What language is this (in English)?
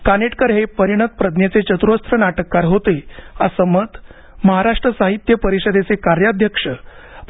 Marathi